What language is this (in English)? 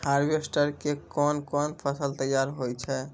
Maithili